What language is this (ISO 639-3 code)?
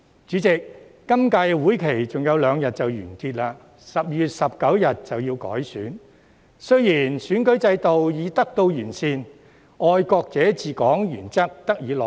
yue